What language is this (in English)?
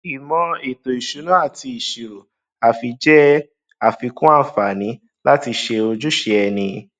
Yoruba